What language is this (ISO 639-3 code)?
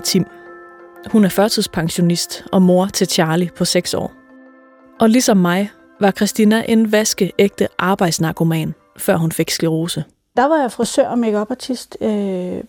dan